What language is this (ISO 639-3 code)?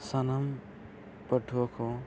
sat